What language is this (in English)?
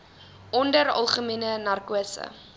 Afrikaans